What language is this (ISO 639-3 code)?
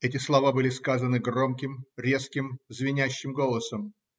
rus